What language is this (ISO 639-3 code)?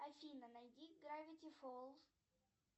rus